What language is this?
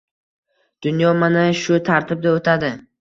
Uzbek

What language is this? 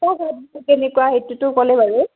Assamese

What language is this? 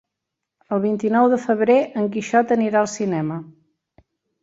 Catalan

